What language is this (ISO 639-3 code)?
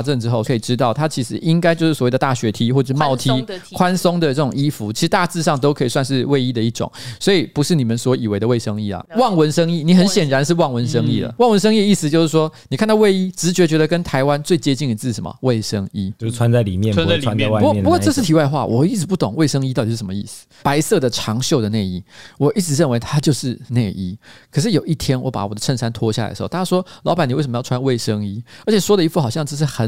zho